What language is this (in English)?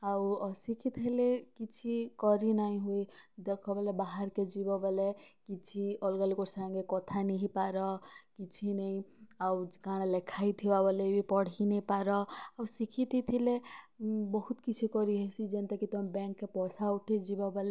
Odia